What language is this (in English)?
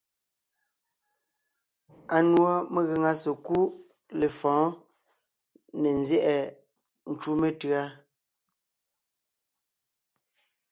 Ngiemboon